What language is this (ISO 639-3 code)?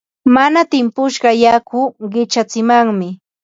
qva